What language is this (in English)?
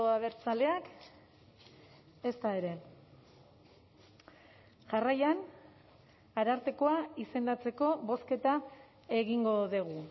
Basque